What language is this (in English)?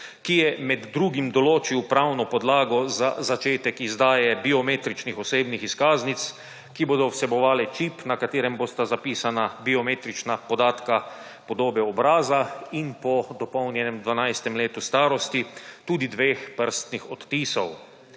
Slovenian